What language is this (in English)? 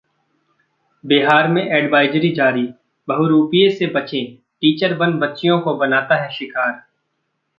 Hindi